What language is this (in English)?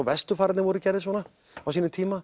Icelandic